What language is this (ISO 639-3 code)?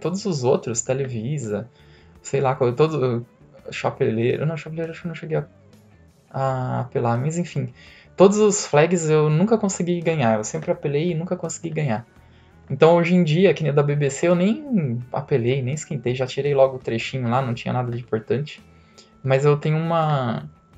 por